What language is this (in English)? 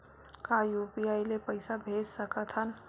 Chhattisgarhi